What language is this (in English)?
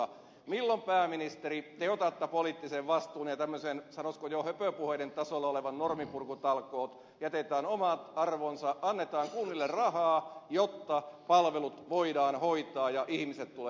Finnish